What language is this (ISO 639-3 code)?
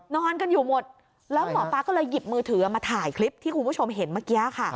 tha